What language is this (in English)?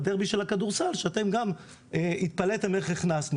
Hebrew